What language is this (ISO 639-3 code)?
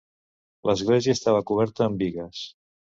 cat